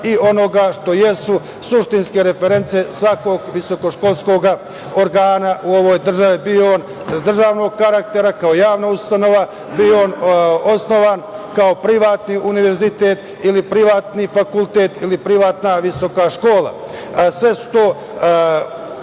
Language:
Serbian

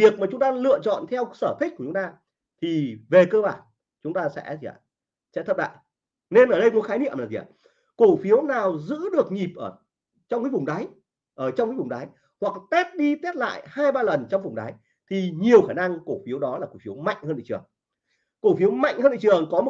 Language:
Vietnamese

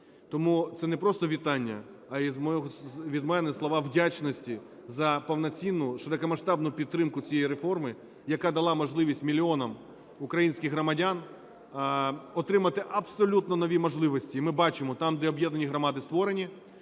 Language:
Ukrainian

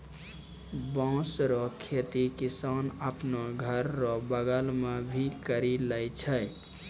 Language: Maithili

